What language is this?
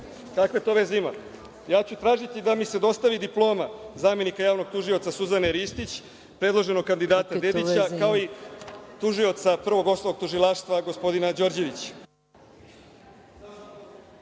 Serbian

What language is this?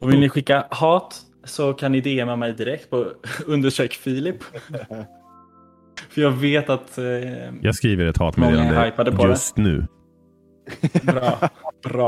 Swedish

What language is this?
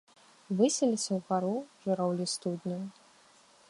Belarusian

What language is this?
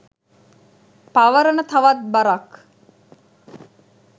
Sinhala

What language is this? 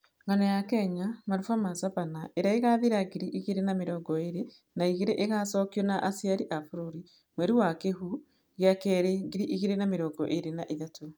Kikuyu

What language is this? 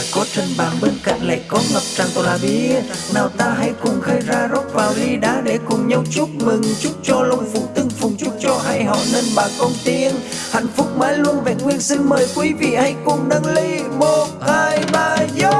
Vietnamese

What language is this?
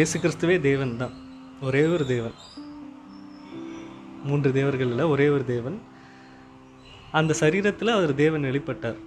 Tamil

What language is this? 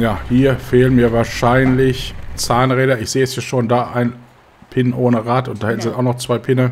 German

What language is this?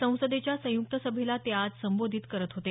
Marathi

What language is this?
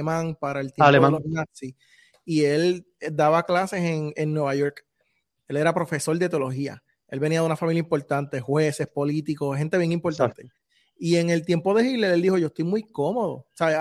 Spanish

